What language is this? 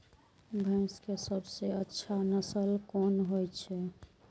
Maithili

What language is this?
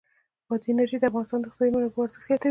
Pashto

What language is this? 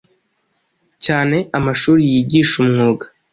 Kinyarwanda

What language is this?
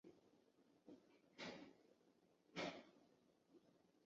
Chinese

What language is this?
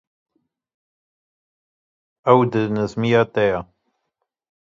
Kurdish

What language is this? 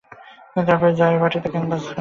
Bangla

